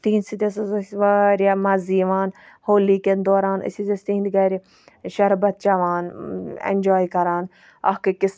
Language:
Kashmiri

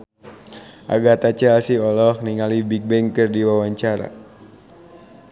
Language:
Sundanese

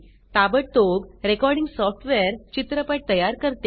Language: Marathi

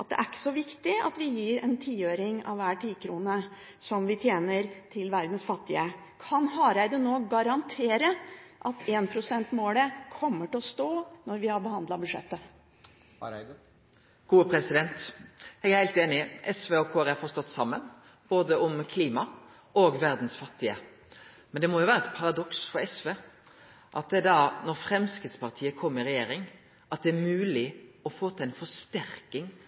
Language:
Norwegian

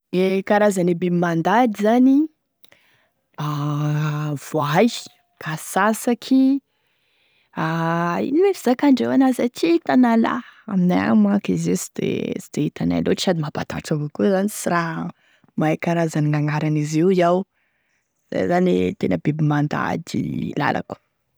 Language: Tesaka Malagasy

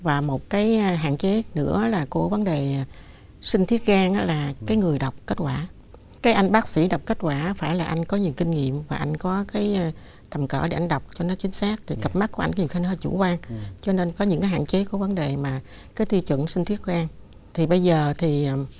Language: Vietnamese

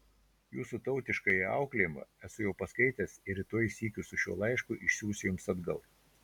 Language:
Lithuanian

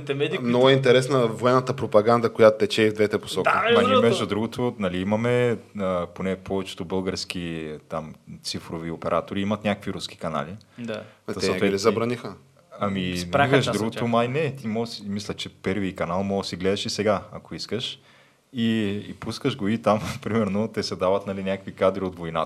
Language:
Bulgarian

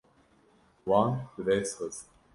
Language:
Kurdish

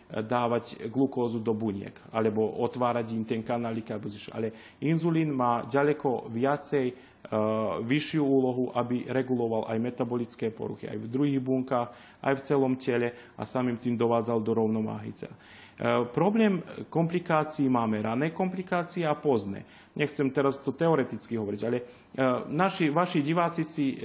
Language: Slovak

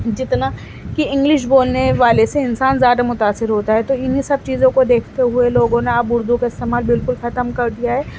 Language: Urdu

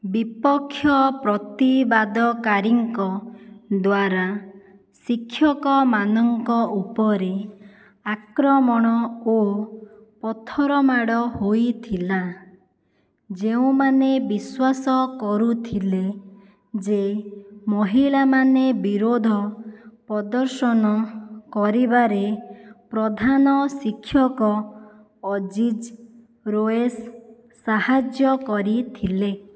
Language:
Odia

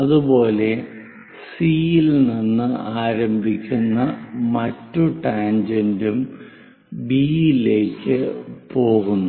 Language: Malayalam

